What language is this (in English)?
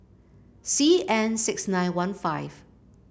English